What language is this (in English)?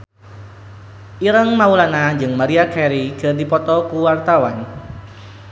Sundanese